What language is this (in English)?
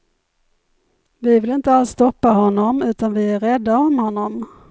Swedish